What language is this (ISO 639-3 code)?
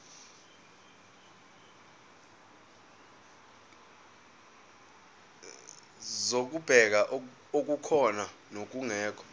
zul